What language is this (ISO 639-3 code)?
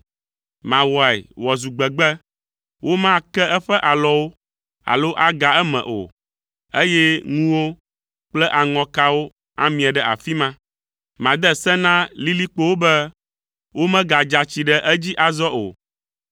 ewe